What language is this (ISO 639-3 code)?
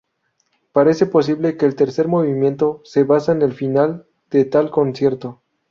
spa